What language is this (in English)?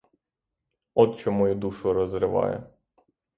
Ukrainian